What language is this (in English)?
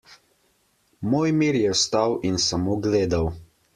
Slovenian